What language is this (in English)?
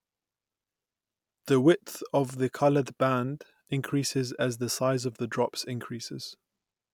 English